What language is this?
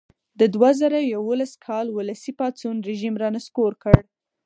Pashto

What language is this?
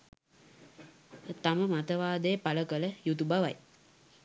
Sinhala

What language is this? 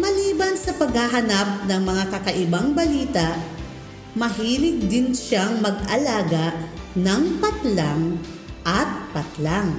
Filipino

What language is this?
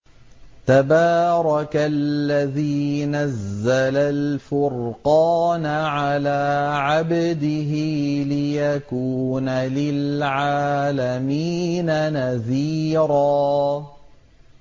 Arabic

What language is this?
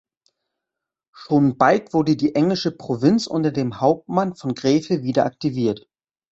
German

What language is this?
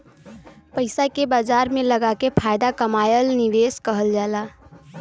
Bhojpuri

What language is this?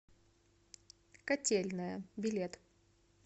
Russian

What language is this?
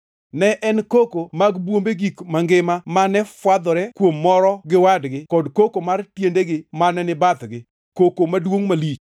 Luo (Kenya and Tanzania)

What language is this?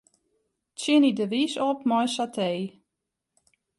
Western Frisian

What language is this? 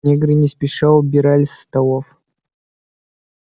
Russian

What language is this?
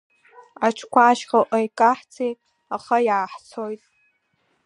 Abkhazian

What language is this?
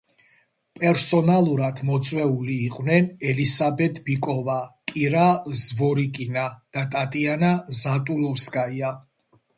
Georgian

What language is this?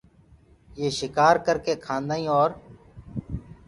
Gurgula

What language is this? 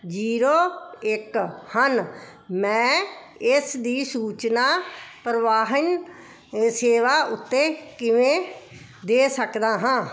Punjabi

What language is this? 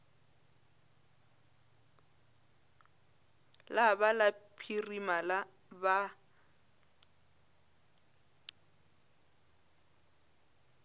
Northern Sotho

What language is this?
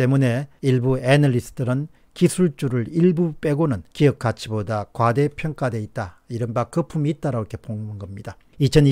Korean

